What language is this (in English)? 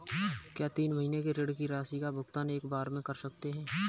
Hindi